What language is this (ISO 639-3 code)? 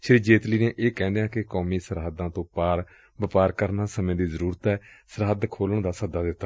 pan